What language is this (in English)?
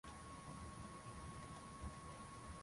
Swahili